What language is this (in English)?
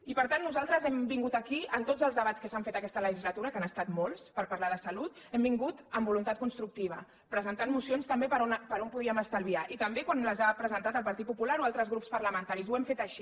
Catalan